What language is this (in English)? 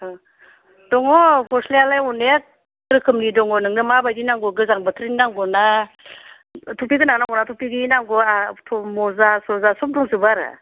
Bodo